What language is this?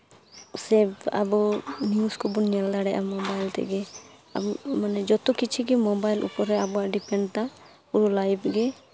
Santali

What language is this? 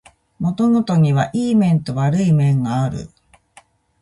Japanese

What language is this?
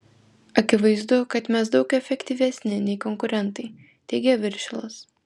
Lithuanian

